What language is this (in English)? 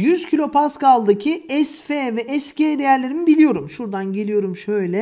Turkish